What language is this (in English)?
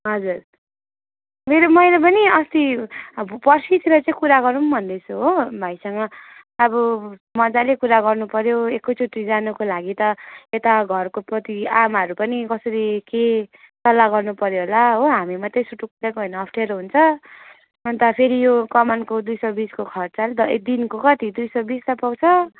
Nepali